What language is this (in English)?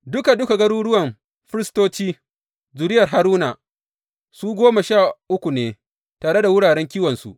Hausa